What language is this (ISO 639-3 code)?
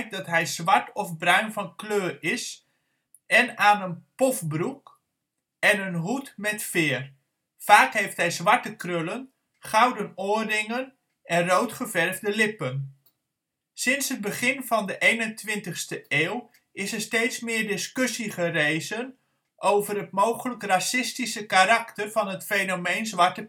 nld